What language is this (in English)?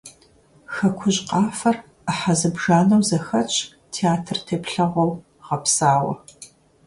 Kabardian